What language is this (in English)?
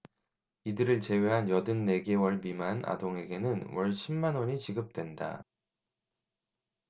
Korean